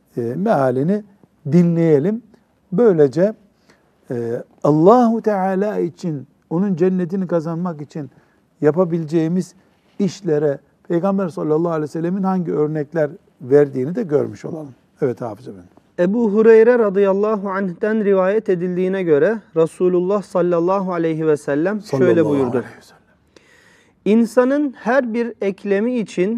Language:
Turkish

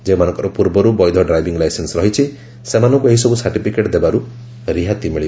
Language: Odia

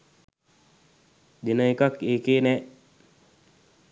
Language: Sinhala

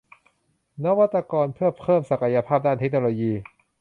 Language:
Thai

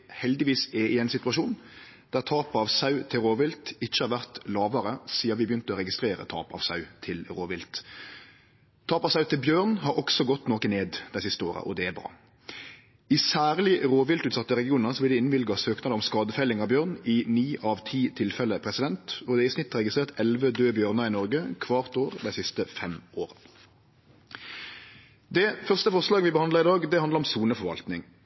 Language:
Norwegian Nynorsk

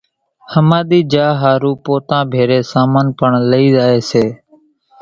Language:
Kachi Koli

